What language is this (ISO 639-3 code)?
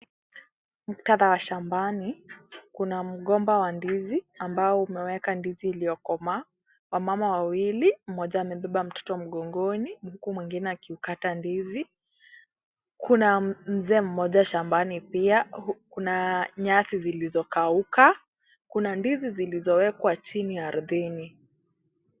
swa